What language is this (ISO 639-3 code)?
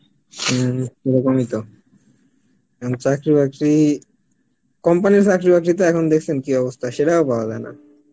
ben